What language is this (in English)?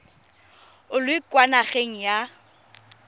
Tswana